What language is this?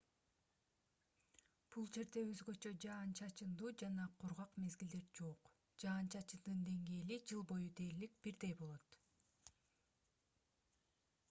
Kyrgyz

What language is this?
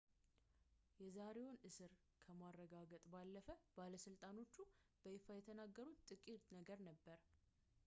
Amharic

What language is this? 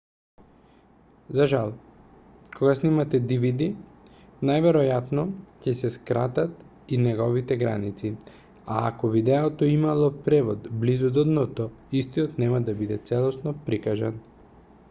Macedonian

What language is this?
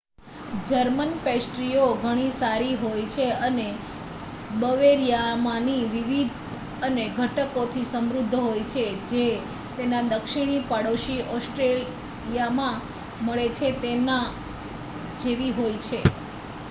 Gujarati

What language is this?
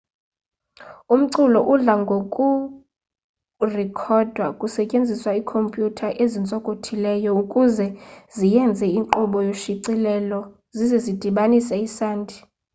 Xhosa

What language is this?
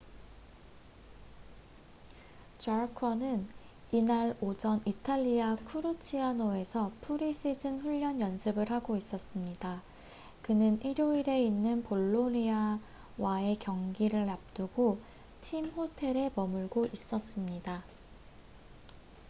Korean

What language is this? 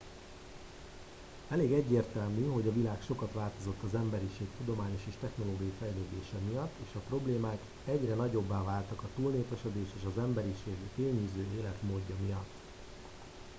Hungarian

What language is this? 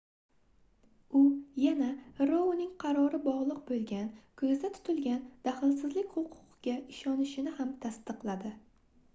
Uzbek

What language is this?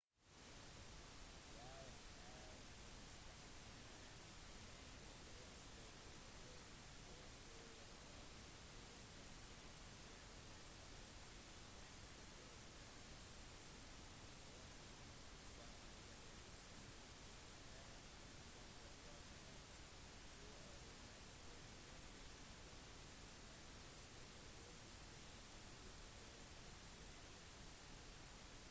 Norwegian Bokmål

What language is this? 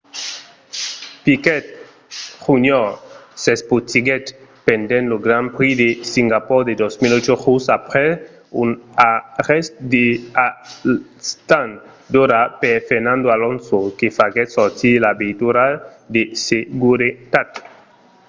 Occitan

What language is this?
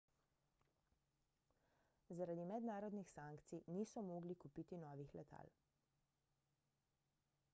Slovenian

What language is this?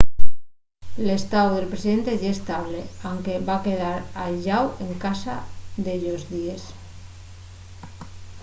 Asturian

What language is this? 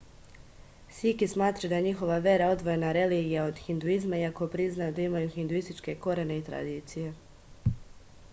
Serbian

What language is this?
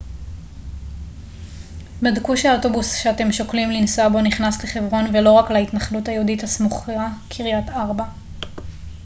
Hebrew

